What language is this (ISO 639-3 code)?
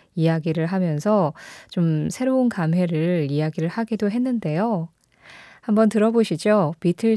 kor